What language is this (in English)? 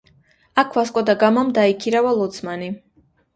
Georgian